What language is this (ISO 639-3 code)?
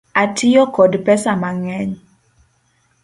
luo